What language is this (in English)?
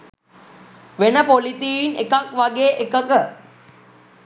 Sinhala